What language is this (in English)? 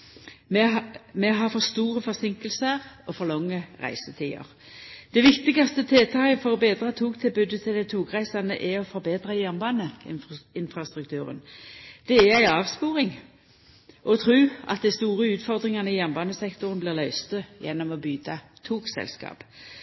Norwegian Nynorsk